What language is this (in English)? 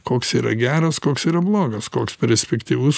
Lithuanian